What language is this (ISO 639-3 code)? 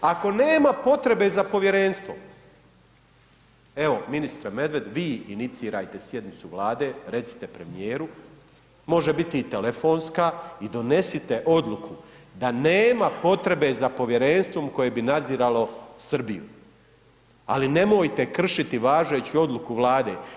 hrv